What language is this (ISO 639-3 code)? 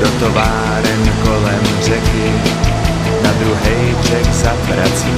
ces